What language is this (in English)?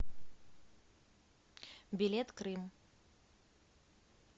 Russian